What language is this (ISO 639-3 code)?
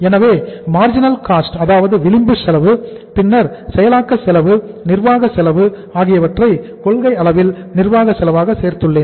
tam